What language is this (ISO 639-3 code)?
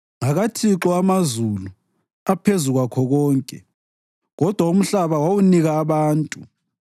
nde